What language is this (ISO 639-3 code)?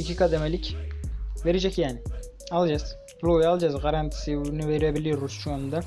tur